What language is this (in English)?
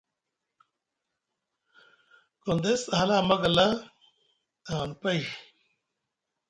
Musgu